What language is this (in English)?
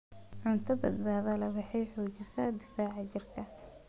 Somali